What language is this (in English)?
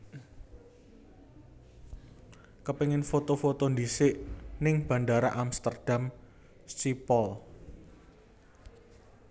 Javanese